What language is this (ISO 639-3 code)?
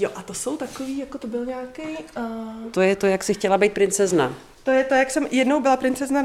ces